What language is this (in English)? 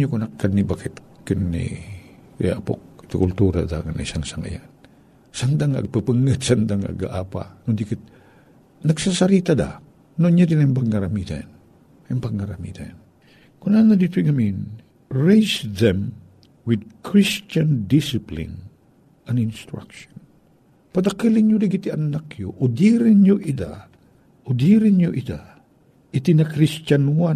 Filipino